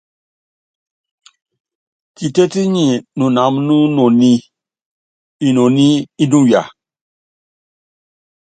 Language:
Yangben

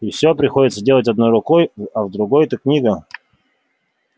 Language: Russian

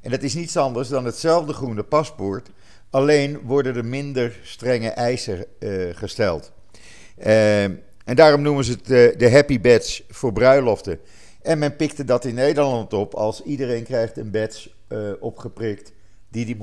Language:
Dutch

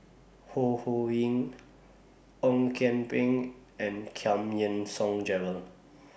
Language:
English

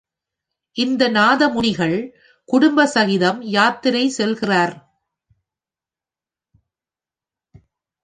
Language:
Tamil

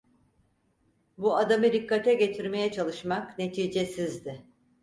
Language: Turkish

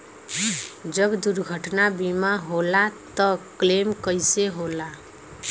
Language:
Bhojpuri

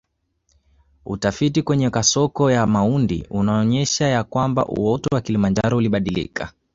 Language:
Swahili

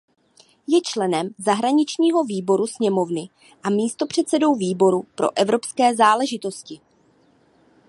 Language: Czech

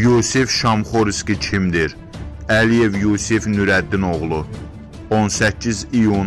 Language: Turkish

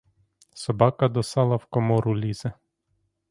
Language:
Ukrainian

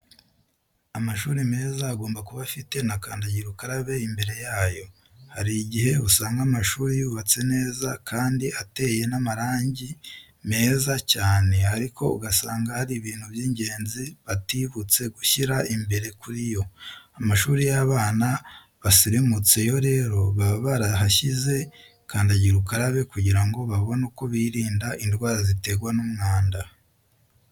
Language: Kinyarwanda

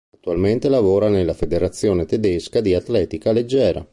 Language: Italian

